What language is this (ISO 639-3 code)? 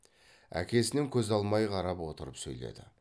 kaz